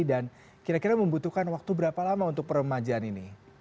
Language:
Indonesian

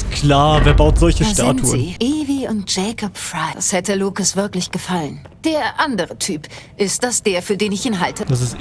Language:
German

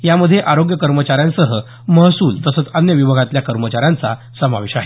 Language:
Marathi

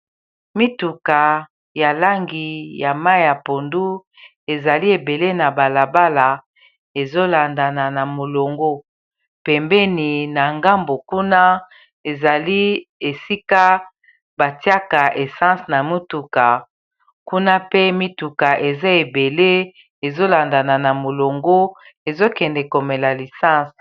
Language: Lingala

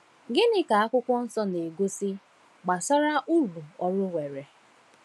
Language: Igbo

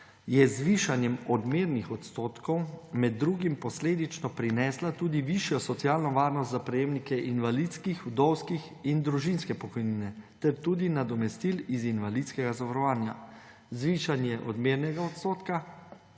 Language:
Slovenian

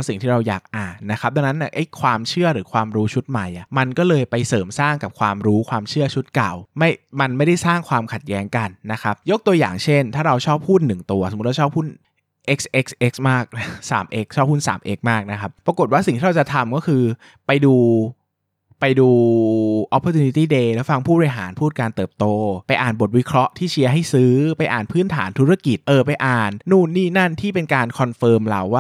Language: Thai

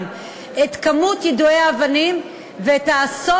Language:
Hebrew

